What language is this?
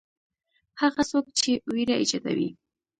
Pashto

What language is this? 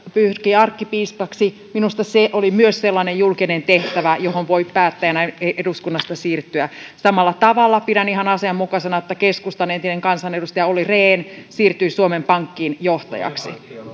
Finnish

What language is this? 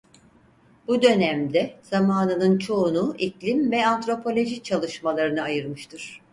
Turkish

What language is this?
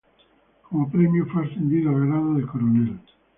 Spanish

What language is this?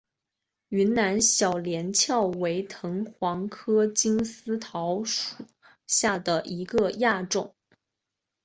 Chinese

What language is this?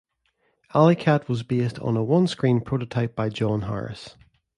English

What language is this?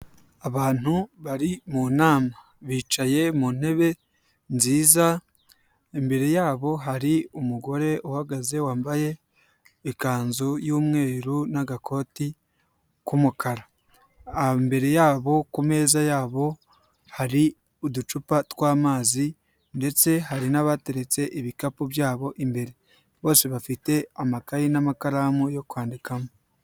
Kinyarwanda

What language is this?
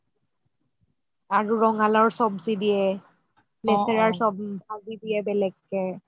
Assamese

